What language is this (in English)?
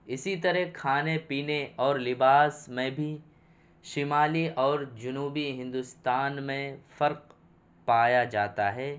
Urdu